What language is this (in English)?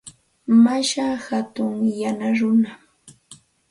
Santa Ana de Tusi Pasco Quechua